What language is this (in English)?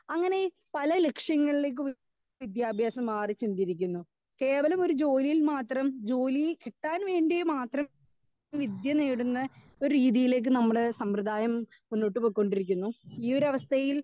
Malayalam